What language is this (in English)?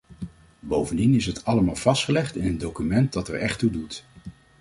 Dutch